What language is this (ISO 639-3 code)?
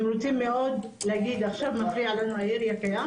heb